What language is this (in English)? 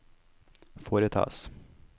Norwegian